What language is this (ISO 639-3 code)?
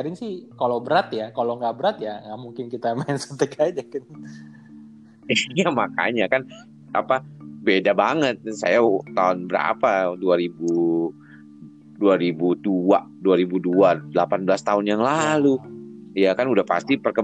ind